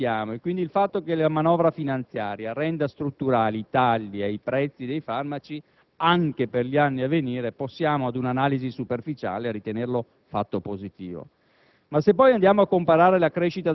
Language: Italian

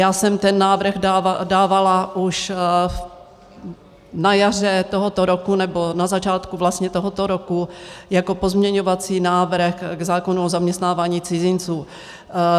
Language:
Czech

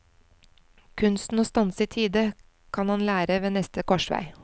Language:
Norwegian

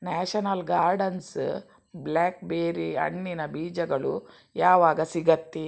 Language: Kannada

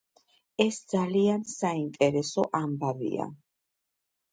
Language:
Georgian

